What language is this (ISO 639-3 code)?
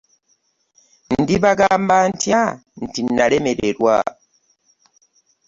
lug